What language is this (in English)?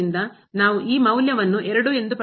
Kannada